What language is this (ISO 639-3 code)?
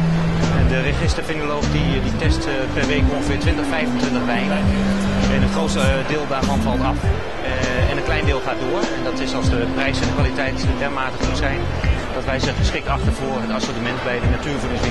nld